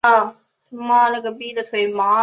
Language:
Chinese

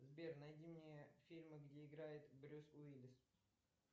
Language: Russian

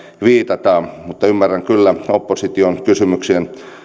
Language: Finnish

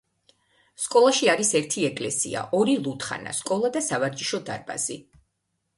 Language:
Georgian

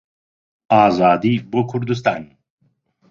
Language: Central Kurdish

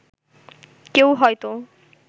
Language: Bangla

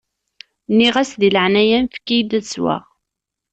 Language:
Kabyle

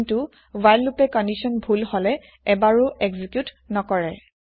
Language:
Assamese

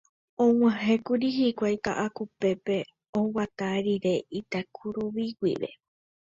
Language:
Guarani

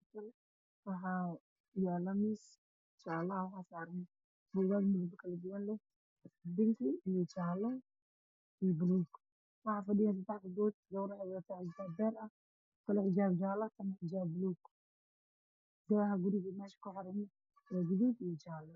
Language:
Somali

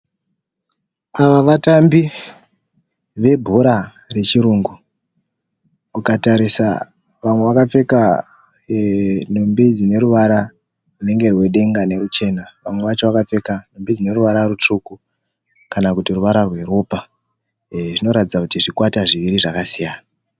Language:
Shona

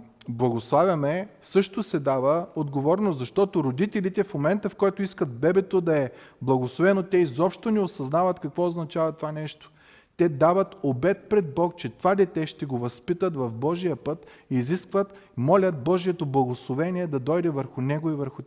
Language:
Bulgarian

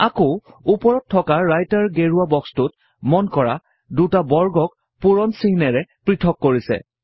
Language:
Assamese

